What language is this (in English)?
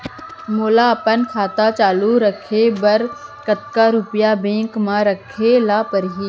Chhattisgarhi